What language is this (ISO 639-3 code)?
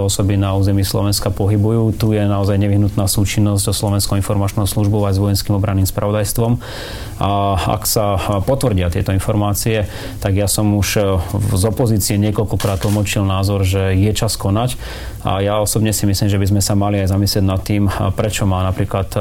slk